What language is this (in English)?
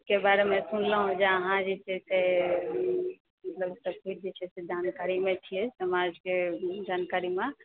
Maithili